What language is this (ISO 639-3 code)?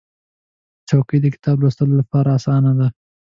pus